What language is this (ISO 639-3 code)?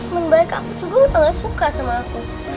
ind